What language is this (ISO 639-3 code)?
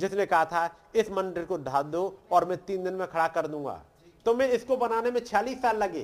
hin